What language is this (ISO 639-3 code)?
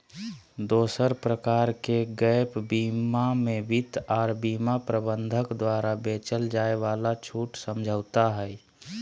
mag